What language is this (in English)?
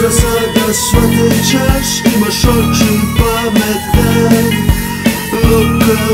Indonesian